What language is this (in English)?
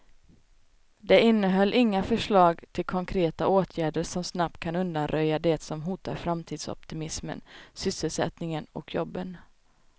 Swedish